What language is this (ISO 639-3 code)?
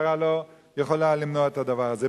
heb